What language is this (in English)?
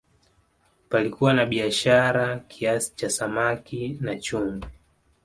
Swahili